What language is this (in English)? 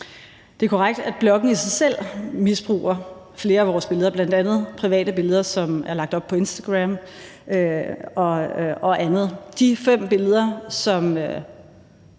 Danish